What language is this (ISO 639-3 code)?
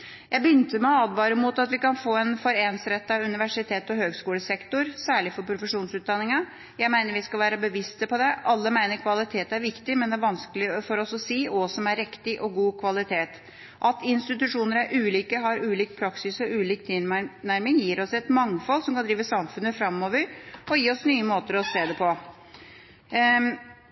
nob